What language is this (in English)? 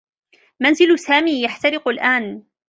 Arabic